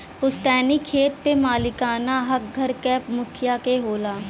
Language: Bhojpuri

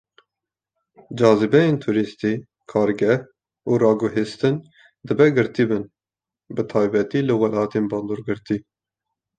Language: Kurdish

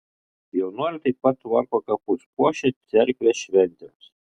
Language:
Lithuanian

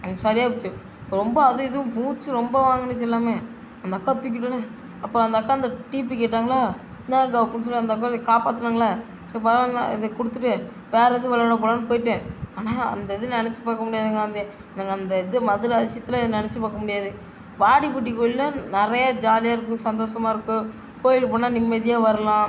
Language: Tamil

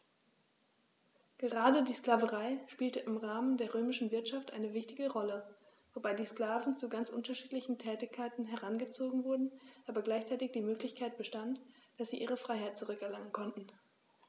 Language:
German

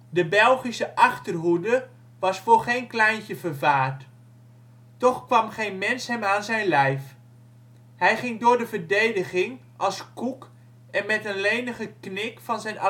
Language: Dutch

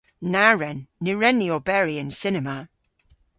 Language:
Cornish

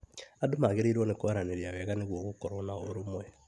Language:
Kikuyu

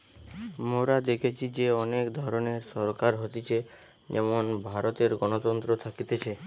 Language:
Bangla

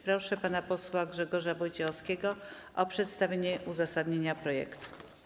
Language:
Polish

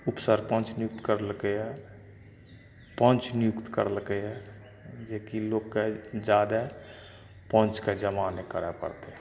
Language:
Maithili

